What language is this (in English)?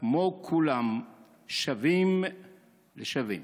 Hebrew